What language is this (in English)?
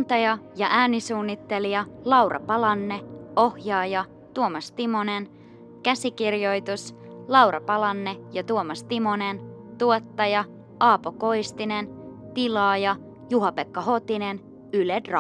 Finnish